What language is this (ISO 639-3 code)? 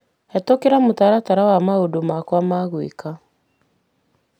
kik